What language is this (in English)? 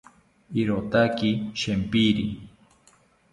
South Ucayali Ashéninka